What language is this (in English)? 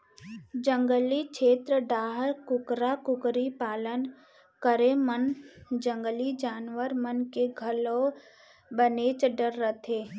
Chhattisgarhi